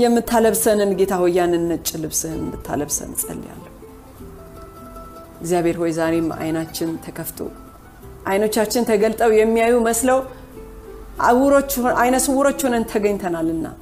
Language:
Amharic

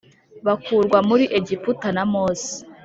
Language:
Kinyarwanda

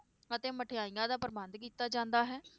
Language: Punjabi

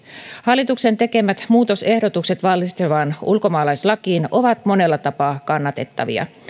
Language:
Finnish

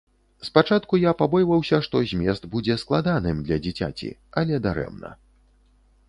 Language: Belarusian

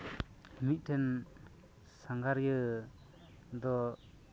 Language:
Santali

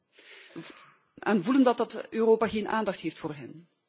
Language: Dutch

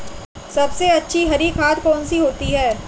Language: Hindi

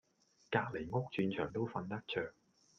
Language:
Cantonese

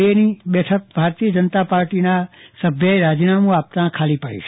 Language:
Gujarati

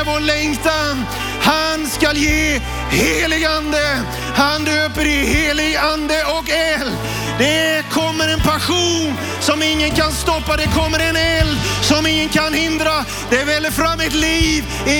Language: Swedish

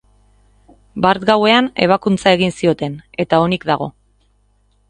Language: Basque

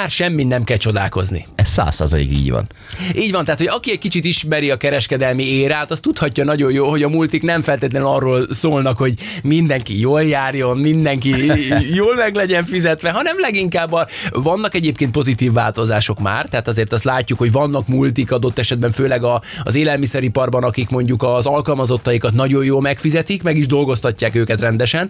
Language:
Hungarian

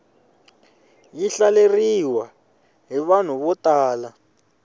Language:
Tsonga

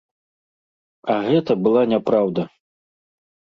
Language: Belarusian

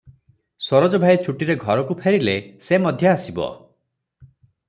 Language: Odia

